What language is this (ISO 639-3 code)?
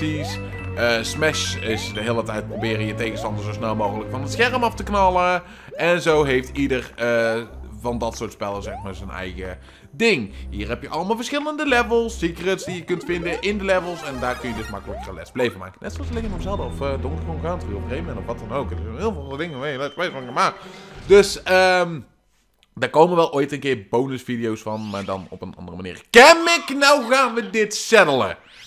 nld